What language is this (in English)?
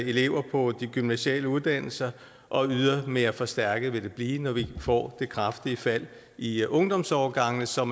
Danish